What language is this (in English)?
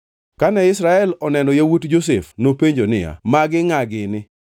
Luo (Kenya and Tanzania)